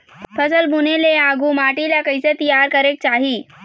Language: Chhattisgarhi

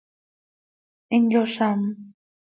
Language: Seri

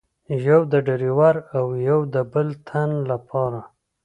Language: Pashto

